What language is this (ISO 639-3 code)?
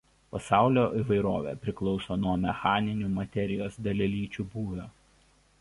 lit